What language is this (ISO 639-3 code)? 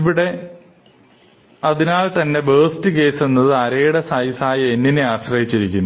mal